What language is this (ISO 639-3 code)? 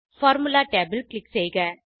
tam